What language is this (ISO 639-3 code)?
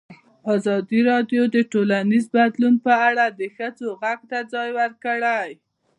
pus